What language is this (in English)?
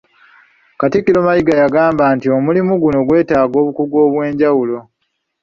Ganda